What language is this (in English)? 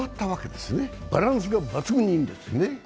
Japanese